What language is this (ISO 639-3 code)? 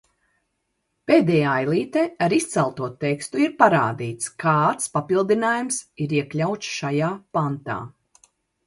lav